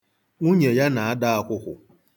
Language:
Igbo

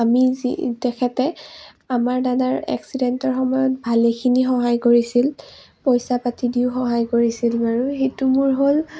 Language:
Assamese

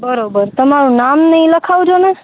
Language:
Gujarati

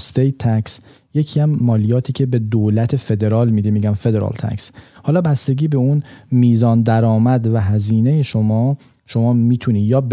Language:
Persian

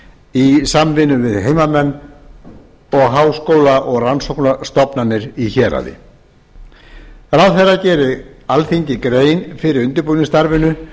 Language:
Icelandic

